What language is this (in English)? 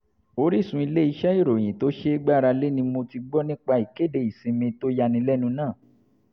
Yoruba